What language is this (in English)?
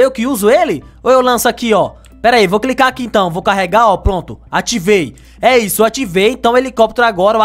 Portuguese